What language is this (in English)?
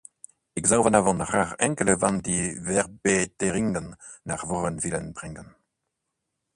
Dutch